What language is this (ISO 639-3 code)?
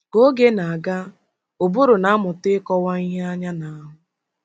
ibo